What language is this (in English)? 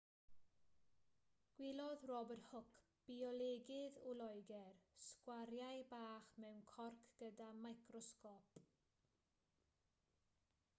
Welsh